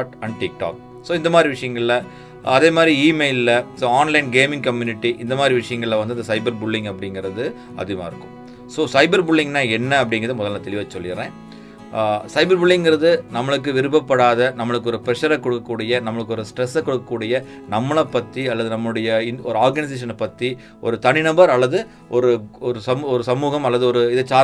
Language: Tamil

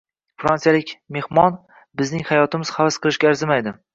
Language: Uzbek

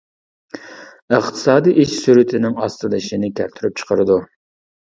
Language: Uyghur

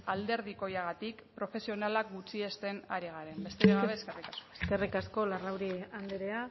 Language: Basque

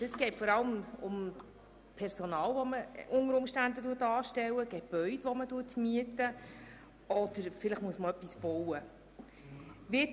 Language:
Swiss German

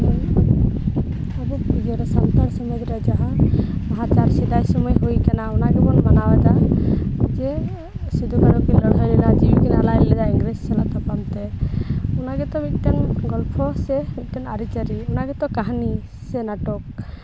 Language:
Santali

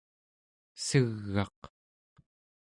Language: Central Yupik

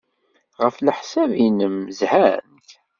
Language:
Kabyle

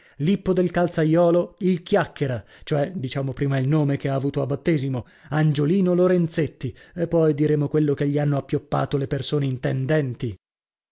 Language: Italian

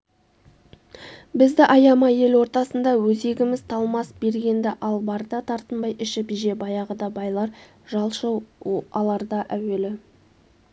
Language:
Kazakh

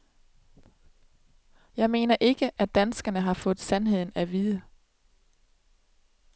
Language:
Danish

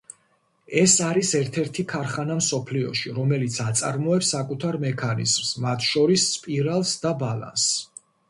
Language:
Georgian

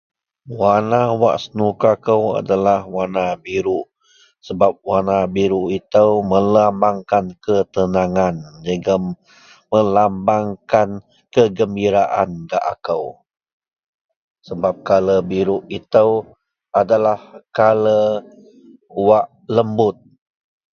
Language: Central Melanau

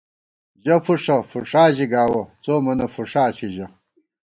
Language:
Gawar-Bati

